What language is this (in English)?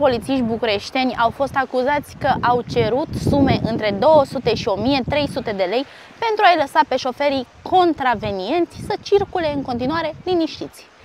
Romanian